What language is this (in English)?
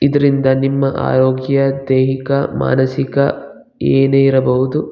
Kannada